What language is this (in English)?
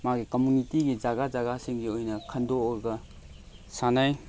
Manipuri